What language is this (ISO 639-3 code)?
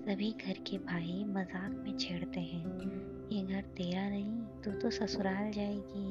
hin